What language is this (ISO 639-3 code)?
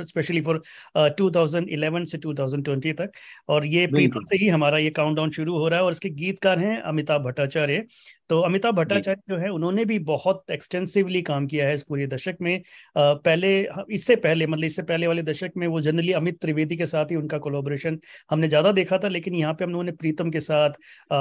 hin